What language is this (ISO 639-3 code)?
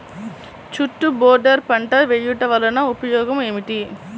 tel